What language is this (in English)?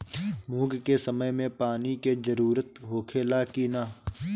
Bhojpuri